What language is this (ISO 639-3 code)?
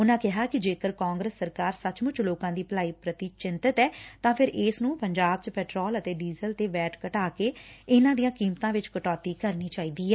pan